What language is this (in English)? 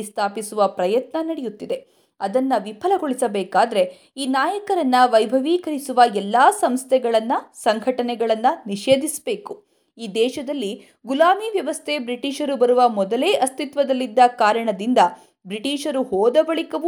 Kannada